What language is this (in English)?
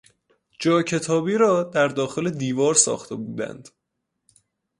Persian